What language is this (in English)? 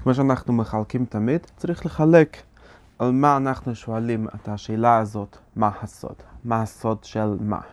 Hebrew